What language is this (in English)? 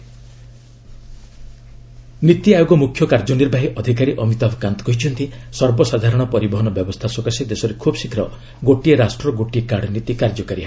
Odia